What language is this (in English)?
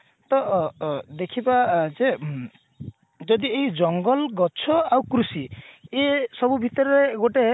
Odia